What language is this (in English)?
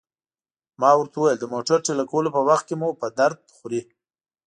Pashto